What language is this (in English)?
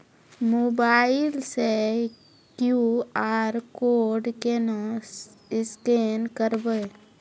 Maithili